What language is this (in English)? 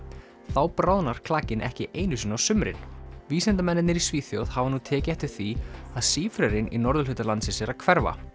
Icelandic